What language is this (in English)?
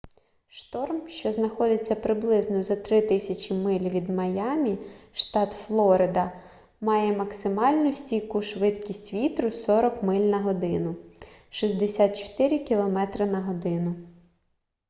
Ukrainian